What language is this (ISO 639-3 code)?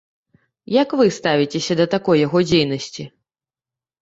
bel